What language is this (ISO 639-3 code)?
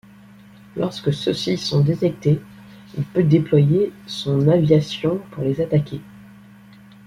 fra